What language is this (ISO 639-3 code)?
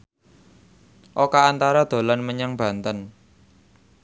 jav